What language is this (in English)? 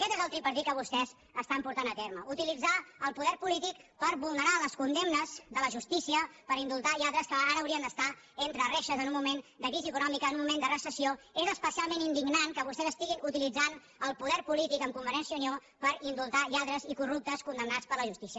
Catalan